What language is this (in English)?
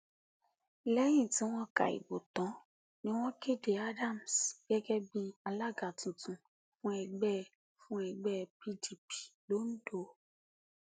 Yoruba